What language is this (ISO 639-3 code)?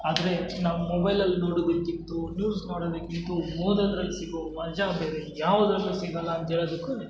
kan